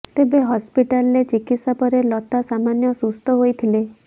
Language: Odia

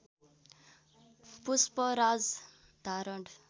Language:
Nepali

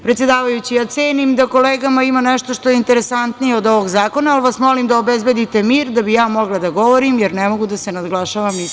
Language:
Serbian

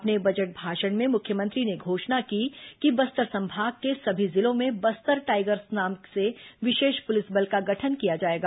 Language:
Hindi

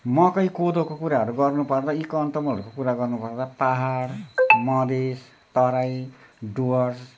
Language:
Nepali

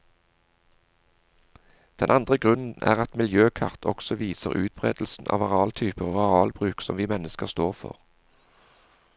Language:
Norwegian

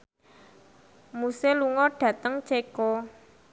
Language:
Javanese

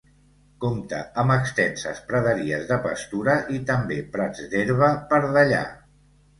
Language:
Catalan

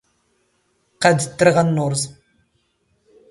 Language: Standard Moroccan Tamazight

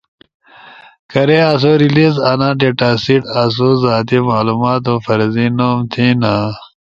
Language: Ushojo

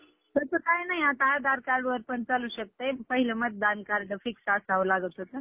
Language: Marathi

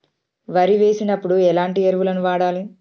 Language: Telugu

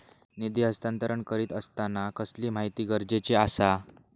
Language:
Marathi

